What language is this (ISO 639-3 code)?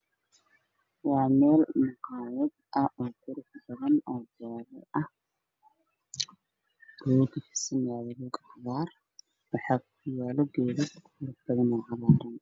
som